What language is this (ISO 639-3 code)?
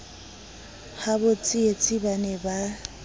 sot